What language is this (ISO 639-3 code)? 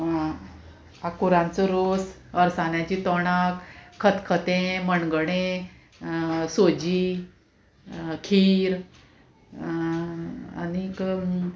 kok